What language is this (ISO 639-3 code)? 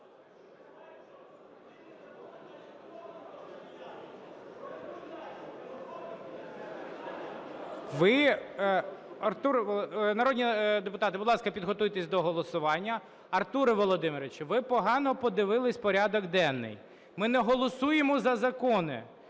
ukr